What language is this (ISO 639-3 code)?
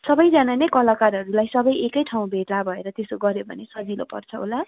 nep